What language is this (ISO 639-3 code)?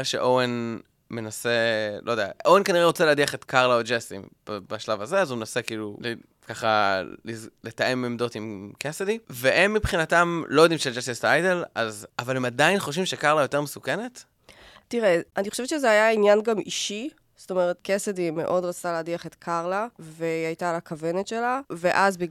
heb